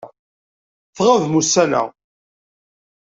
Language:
Kabyle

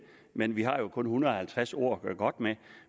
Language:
Danish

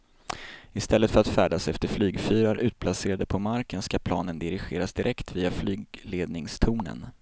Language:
Swedish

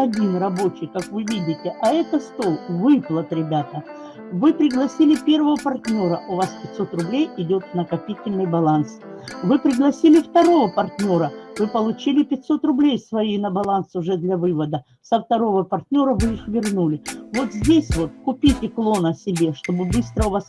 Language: Russian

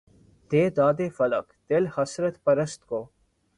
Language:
Urdu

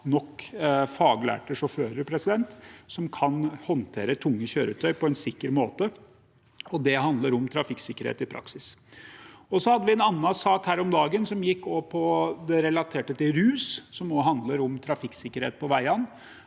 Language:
Norwegian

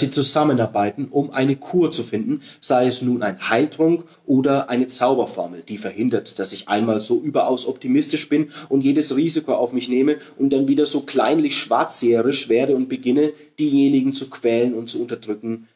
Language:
German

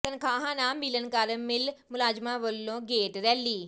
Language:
Punjabi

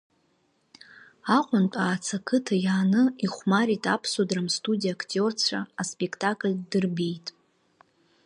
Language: Abkhazian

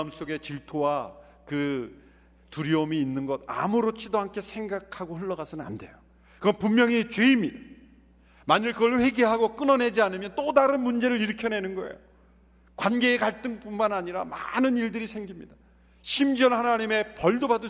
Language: Korean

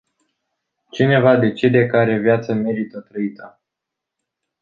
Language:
Romanian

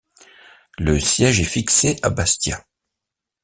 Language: French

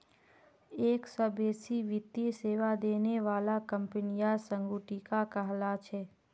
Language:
Magahi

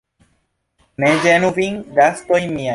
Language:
Esperanto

